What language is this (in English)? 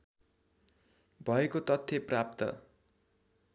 Nepali